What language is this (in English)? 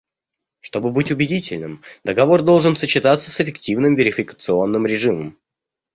Russian